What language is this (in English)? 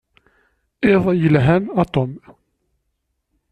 Kabyle